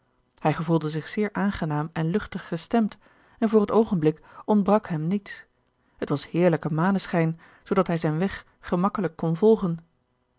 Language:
Dutch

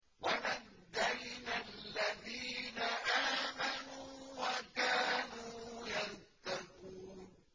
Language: Arabic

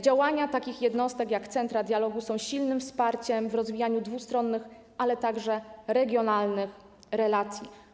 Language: Polish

